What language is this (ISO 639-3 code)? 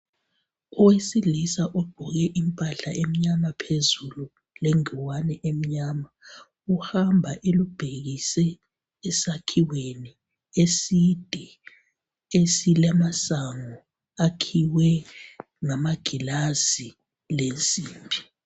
nde